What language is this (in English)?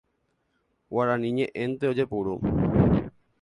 Guarani